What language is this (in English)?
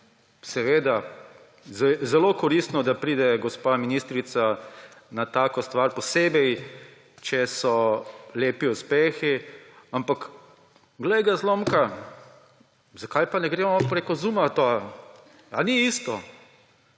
Slovenian